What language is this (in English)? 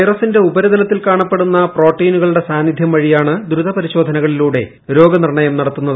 Malayalam